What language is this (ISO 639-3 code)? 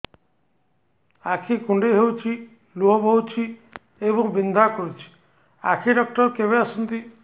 ori